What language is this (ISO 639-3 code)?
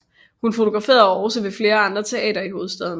dan